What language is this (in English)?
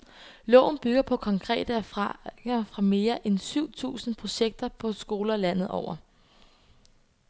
Danish